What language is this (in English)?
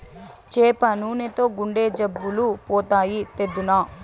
Telugu